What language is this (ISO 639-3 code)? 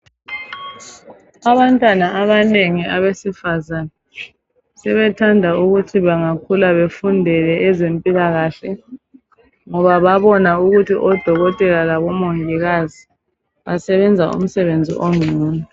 nde